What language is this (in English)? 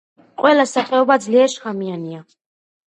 Georgian